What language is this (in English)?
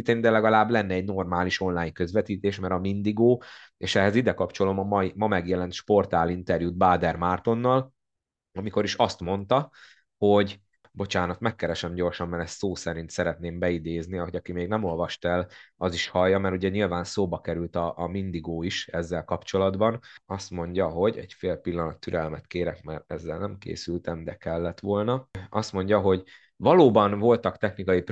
Hungarian